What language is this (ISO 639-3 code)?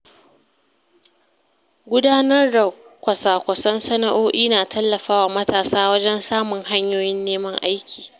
hau